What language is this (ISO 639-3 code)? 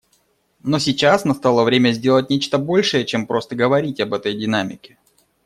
rus